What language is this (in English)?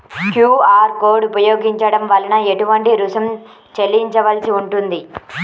Telugu